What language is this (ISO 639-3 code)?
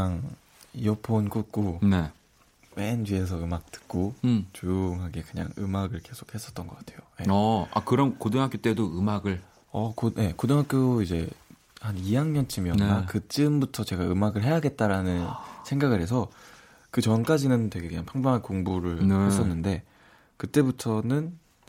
kor